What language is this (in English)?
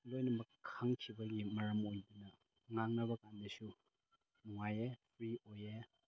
Manipuri